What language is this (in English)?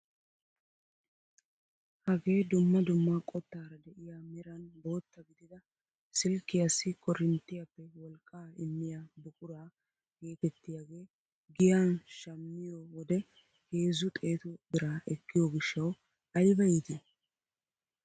Wolaytta